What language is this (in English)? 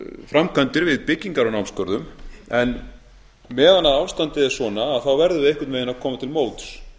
Icelandic